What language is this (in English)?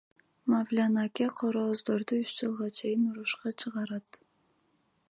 Kyrgyz